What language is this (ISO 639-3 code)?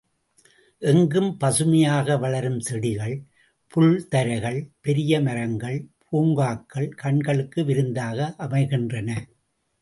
tam